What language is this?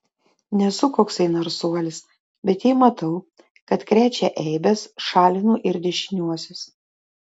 Lithuanian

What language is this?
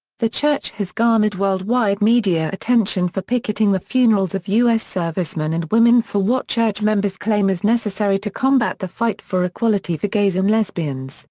English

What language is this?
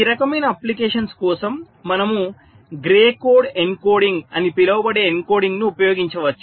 Telugu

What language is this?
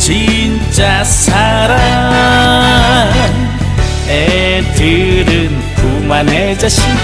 Korean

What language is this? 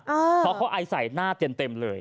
Thai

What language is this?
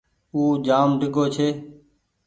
Goaria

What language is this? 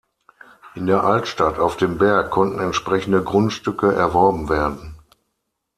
German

